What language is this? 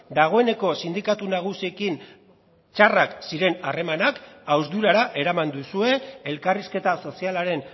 Basque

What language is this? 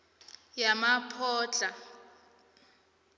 South Ndebele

